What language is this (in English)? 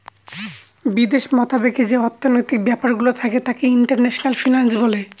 Bangla